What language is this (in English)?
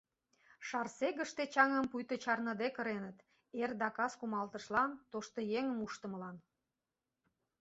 Mari